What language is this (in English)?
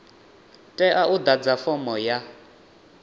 Venda